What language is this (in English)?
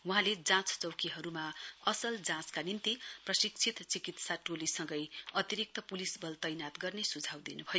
Nepali